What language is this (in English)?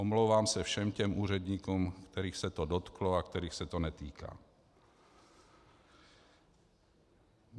Czech